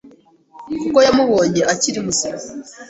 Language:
Kinyarwanda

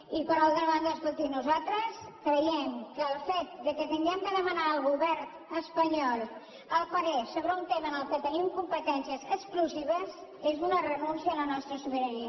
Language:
Catalan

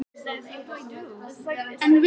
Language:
Icelandic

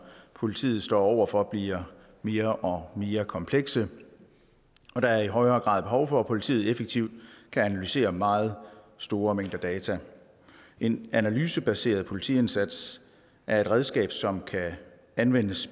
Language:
Danish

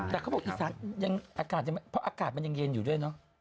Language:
Thai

